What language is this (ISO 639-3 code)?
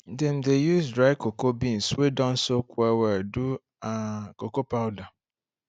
pcm